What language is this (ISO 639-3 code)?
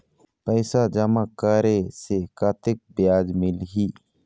hne